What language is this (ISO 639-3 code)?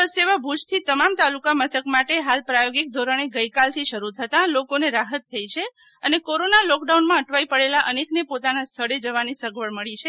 guj